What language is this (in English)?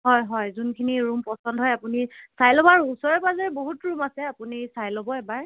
Assamese